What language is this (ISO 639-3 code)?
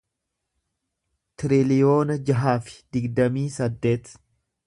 orm